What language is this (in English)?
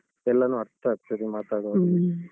Kannada